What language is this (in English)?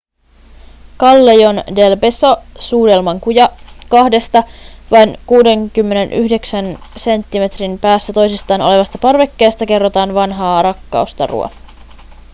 Finnish